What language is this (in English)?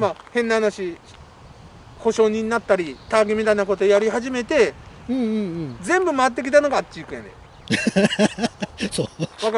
Japanese